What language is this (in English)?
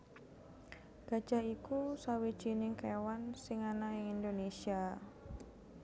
Javanese